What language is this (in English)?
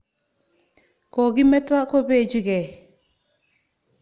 Kalenjin